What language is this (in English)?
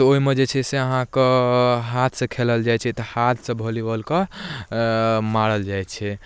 Maithili